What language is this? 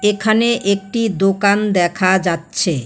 Bangla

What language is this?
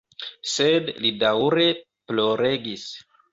Esperanto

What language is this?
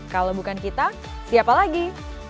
Indonesian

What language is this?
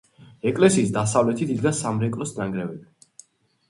Georgian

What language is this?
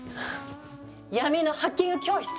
Japanese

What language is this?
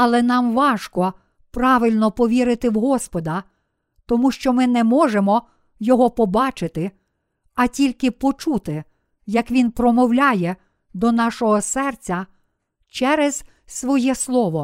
Ukrainian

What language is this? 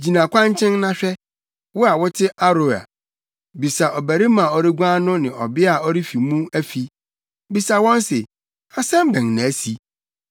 Akan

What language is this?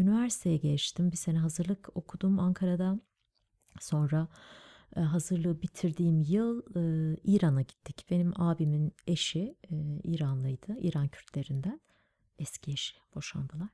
Turkish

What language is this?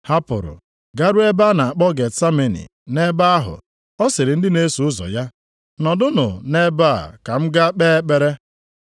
Igbo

